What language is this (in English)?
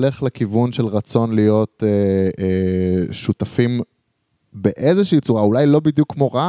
Hebrew